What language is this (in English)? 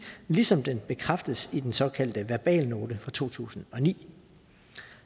Danish